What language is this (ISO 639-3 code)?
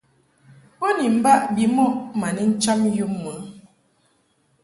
mhk